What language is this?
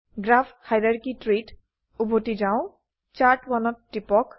Assamese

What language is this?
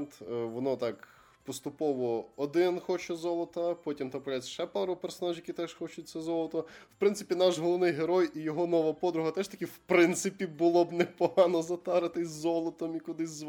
Ukrainian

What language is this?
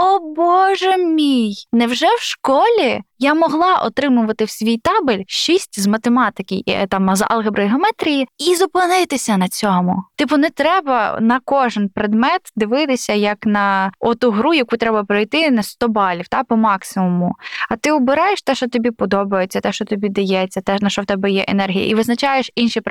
Ukrainian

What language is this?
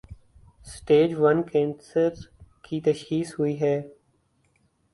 Urdu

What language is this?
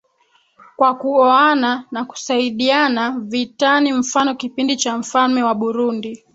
Swahili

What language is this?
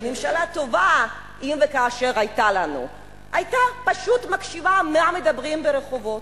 Hebrew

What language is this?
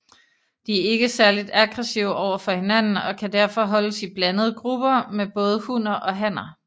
Danish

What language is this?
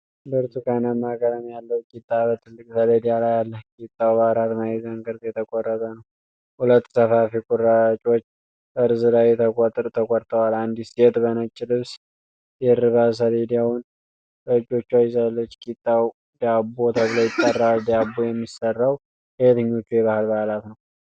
Amharic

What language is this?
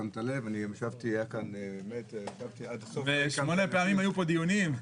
Hebrew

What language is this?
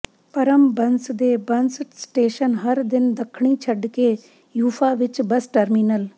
Punjabi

